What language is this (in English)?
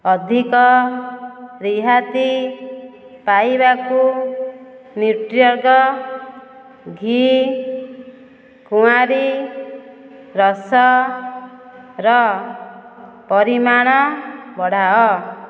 Odia